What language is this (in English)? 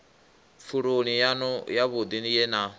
Venda